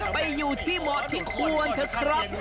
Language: Thai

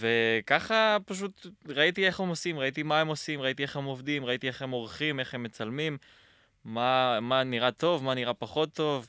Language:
Hebrew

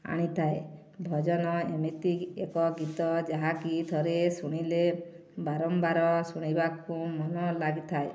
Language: Odia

